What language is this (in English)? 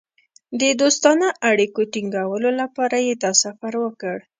Pashto